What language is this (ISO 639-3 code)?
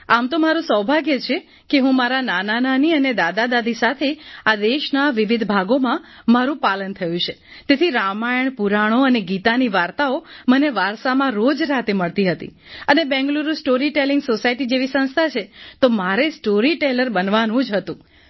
guj